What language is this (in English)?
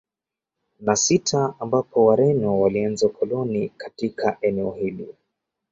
Swahili